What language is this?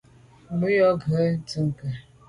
Medumba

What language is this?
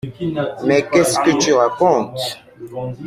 French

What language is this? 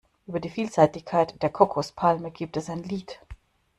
German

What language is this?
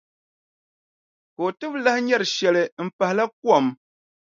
Dagbani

